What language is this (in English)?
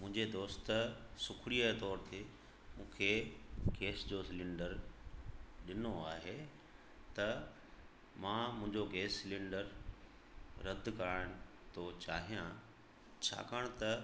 Sindhi